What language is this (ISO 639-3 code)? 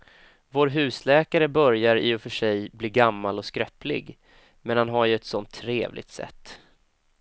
swe